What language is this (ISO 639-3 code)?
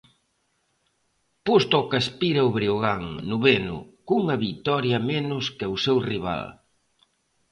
glg